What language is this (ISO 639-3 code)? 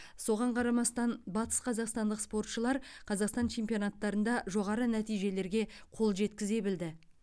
kaz